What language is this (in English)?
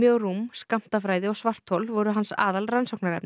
Icelandic